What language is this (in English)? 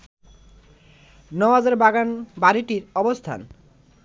Bangla